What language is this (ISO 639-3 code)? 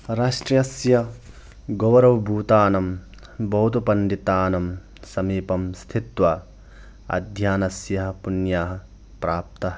san